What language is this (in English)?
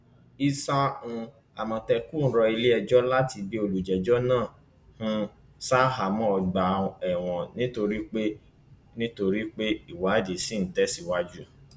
Yoruba